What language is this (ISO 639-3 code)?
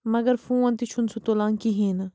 kas